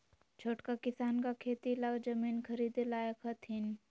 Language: Magahi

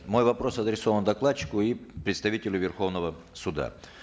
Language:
Kazakh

